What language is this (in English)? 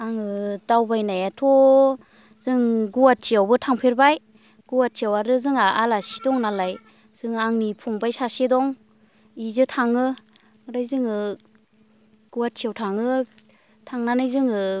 Bodo